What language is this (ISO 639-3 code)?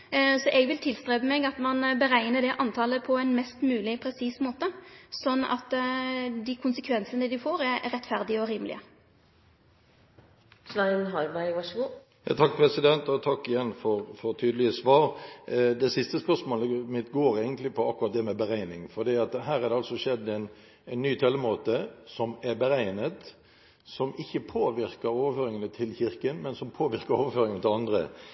nor